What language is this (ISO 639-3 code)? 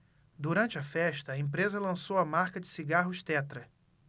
por